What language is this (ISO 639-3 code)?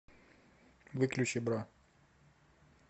rus